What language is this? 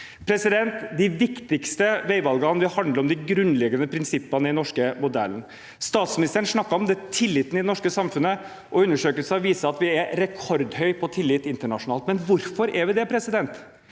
Norwegian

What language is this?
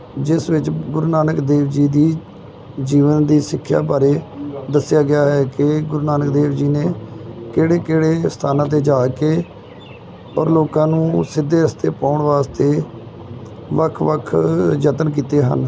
Punjabi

